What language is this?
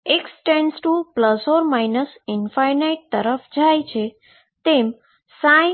Gujarati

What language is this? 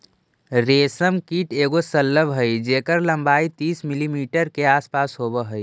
Magahi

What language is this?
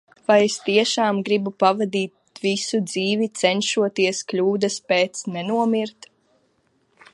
Latvian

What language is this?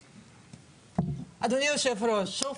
Hebrew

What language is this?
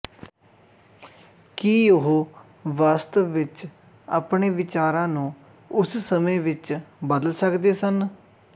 Punjabi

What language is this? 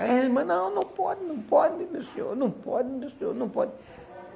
Portuguese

